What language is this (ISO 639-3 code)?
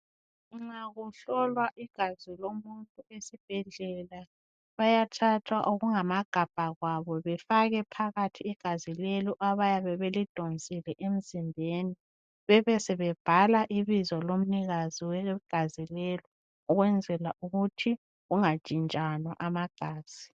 nde